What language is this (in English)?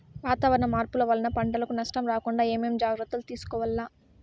Telugu